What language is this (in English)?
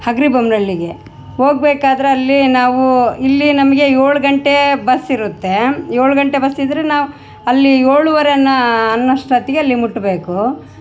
Kannada